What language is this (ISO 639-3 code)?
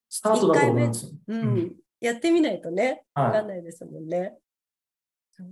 jpn